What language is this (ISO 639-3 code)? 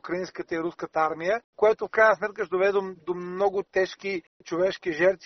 bul